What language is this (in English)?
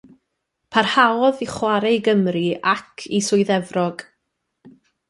Welsh